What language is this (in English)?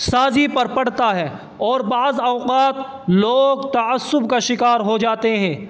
Urdu